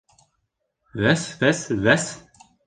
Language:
Bashkir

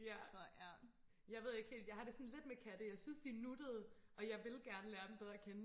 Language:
Danish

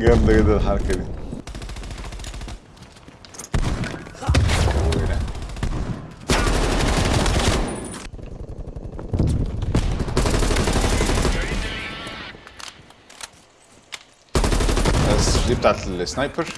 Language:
Arabic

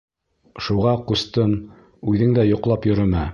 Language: Bashkir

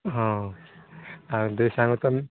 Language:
Odia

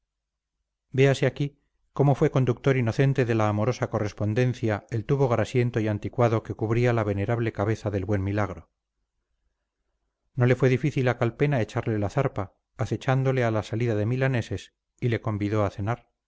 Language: Spanish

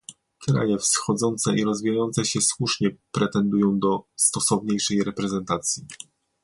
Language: Polish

